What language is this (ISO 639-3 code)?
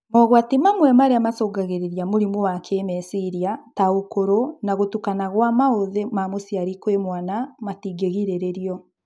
kik